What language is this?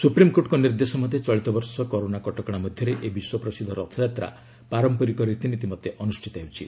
Odia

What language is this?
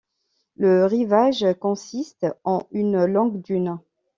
French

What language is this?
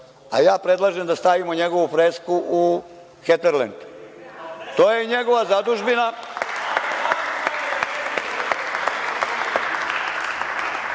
Serbian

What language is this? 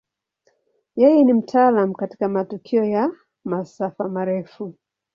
Swahili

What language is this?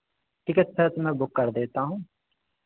Hindi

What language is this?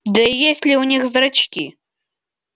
Russian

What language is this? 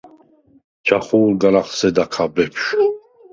Svan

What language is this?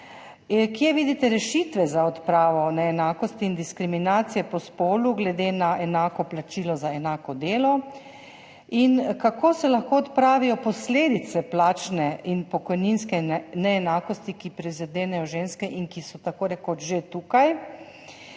Slovenian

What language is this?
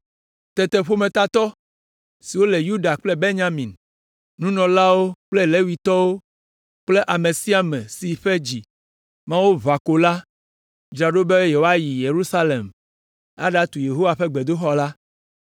Ewe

